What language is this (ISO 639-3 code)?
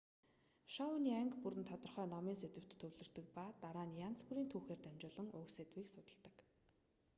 mon